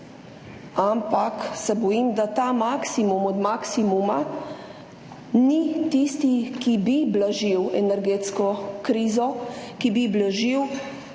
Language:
Slovenian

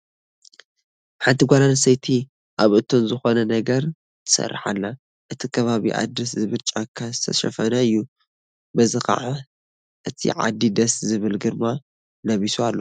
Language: Tigrinya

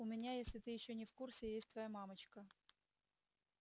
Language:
Russian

